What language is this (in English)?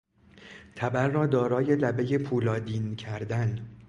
Persian